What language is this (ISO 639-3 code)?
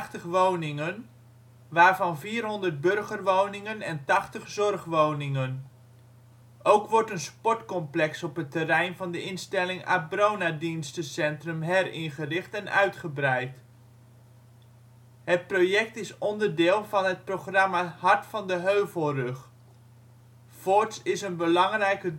nld